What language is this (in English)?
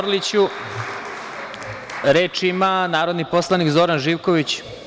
Serbian